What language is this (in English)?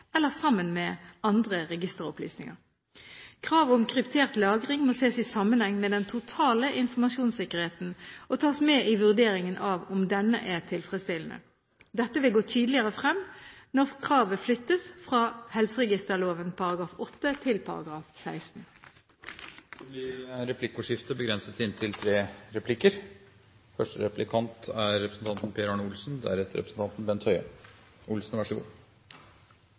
Norwegian Bokmål